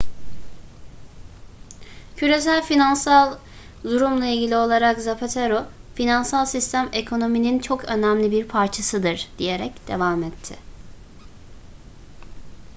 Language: Turkish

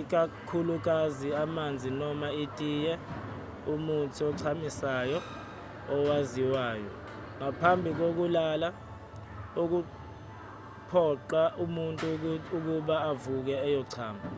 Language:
Zulu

